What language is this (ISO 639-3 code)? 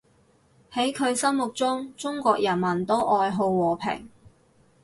yue